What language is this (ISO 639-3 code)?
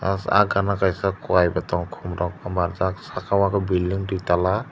trp